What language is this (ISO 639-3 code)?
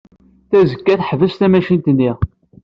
kab